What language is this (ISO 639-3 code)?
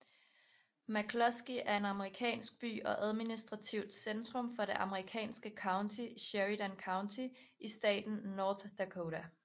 dan